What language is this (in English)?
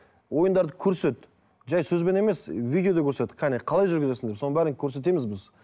Kazakh